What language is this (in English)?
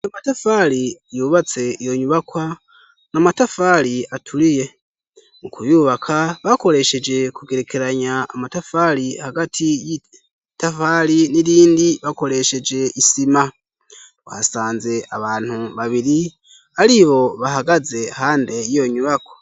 Rundi